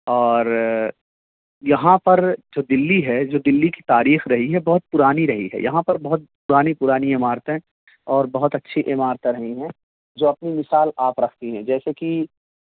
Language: Urdu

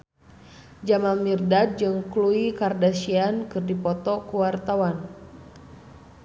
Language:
Sundanese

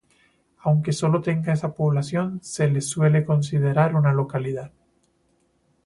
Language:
Spanish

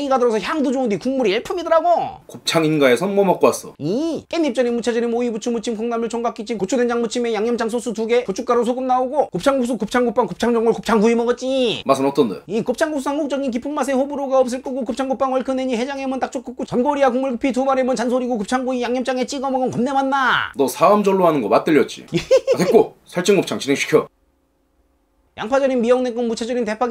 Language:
Korean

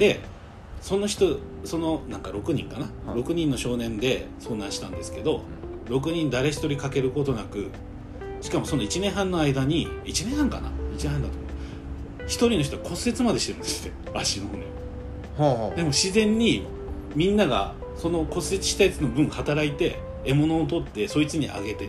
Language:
Japanese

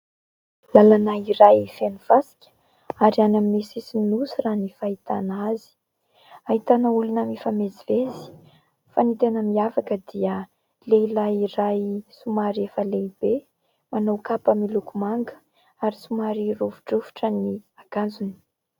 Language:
Malagasy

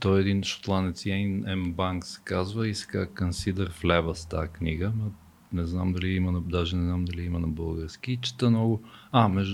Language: Bulgarian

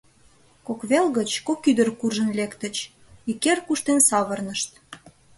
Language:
Mari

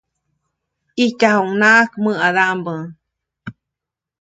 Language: Copainalá Zoque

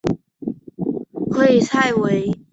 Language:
Chinese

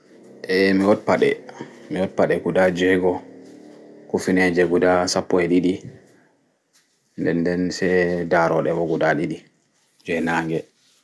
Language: Fula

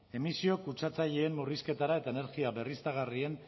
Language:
Basque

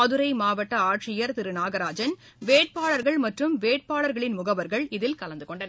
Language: Tamil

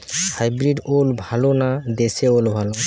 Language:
Bangla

